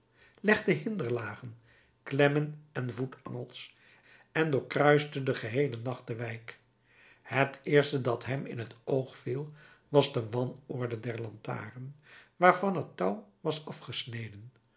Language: Dutch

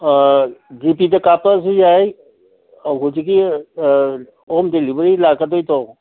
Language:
Manipuri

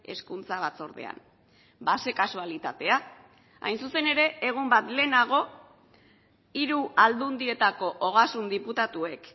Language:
Basque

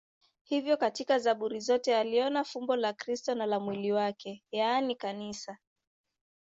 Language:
Swahili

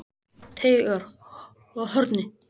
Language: Icelandic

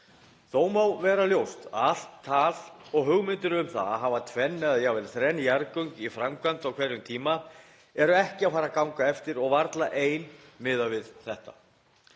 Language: Icelandic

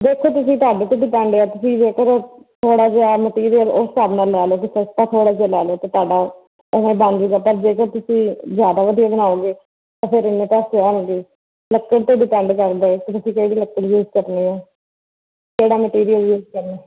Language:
Punjabi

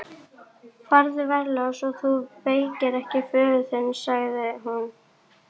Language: Icelandic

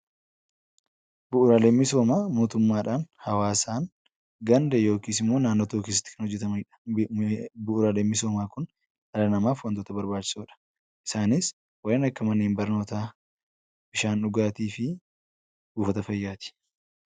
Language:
Oromo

